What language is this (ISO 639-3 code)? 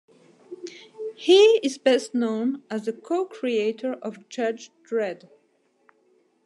eng